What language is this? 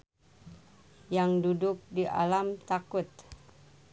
Sundanese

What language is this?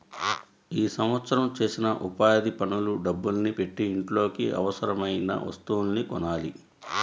Telugu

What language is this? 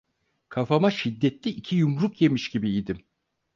Turkish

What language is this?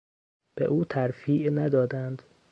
Persian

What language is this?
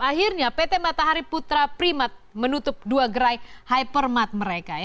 Indonesian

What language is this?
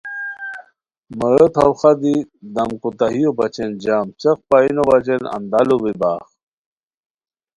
Khowar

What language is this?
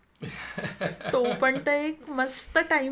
Marathi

